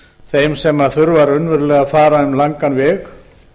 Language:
Icelandic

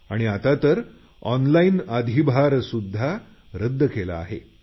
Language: Marathi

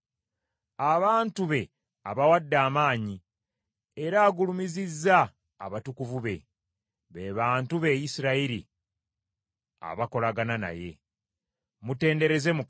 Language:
Ganda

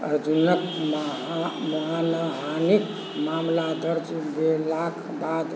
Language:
Maithili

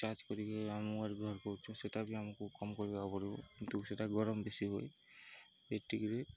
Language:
Odia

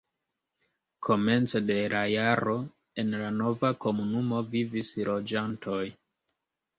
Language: Esperanto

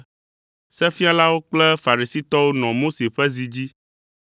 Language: Ewe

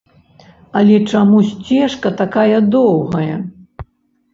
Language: Belarusian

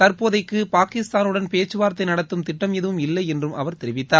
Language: Tamil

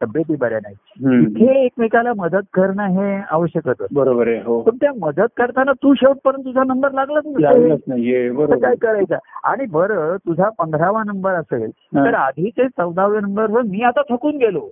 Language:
Marathi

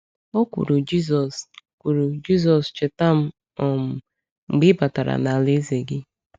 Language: Igbo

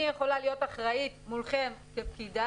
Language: Hebrew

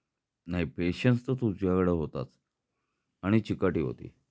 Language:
Marathi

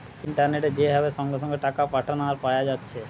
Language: Bangla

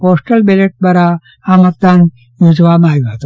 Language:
Gujarati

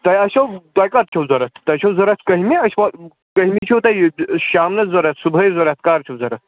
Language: Kashmiri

